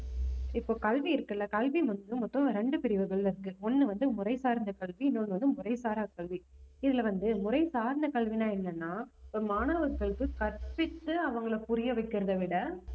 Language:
Tamil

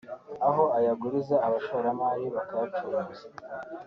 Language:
Kinyarwanda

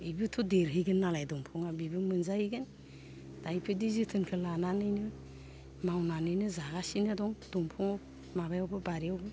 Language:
Bodo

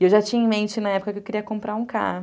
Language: Portuguese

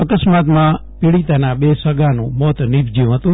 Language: Gujarati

